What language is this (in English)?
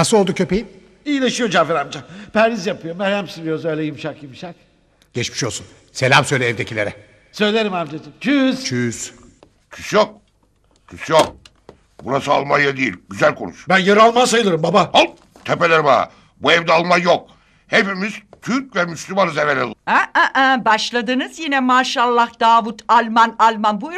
Turkish